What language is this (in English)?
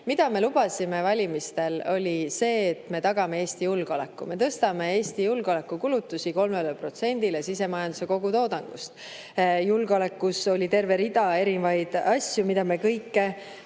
Estonian